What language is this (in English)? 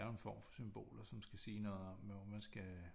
Danish